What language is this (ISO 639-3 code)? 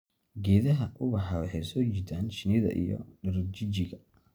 som